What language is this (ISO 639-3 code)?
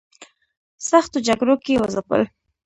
pus